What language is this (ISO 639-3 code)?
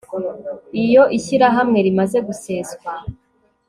kin